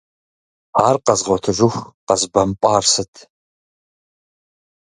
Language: Kabardian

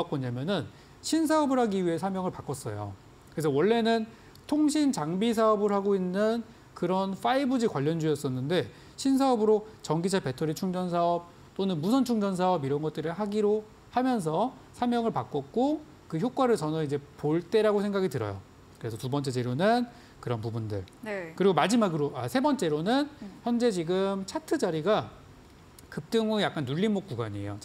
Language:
Korean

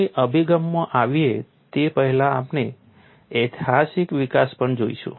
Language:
Gujarati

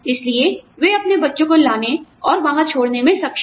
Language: Hindi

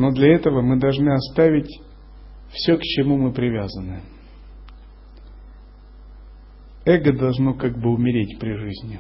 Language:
Russian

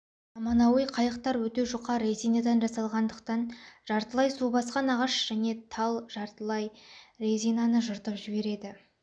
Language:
Kazakh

